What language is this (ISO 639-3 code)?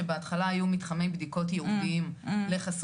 heb